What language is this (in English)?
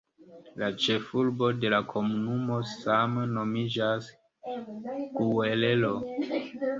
Esperanto